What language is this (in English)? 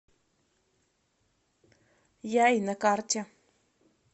Russian